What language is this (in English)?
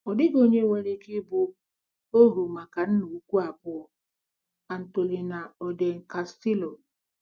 Igbo